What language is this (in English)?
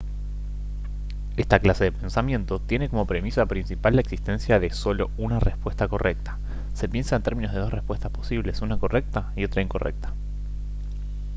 Spanish